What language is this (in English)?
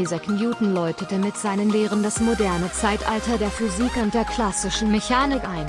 German